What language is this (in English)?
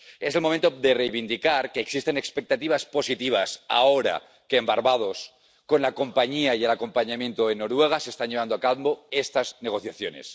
Spanish